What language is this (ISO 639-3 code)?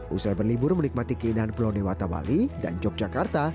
ind